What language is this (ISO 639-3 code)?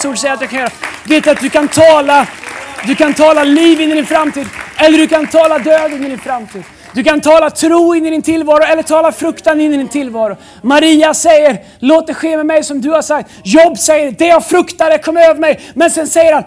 swe